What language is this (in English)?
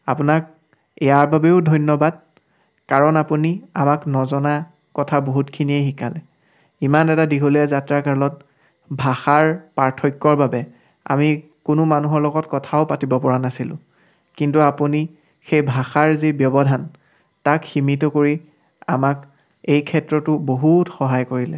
Assamese